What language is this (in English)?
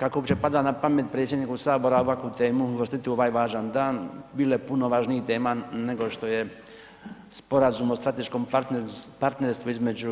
Croatian